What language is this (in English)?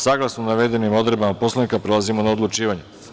Serbian